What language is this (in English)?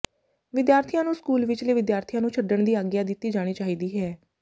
Punjabi